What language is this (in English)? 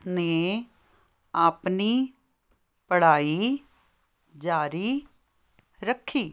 Punjabi